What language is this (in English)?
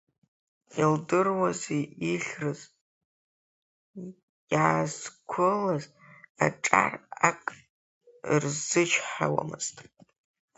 Abkhazian